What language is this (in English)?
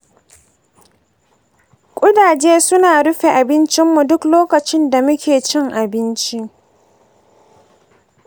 Hausa